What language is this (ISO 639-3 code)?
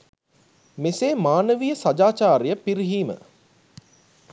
sin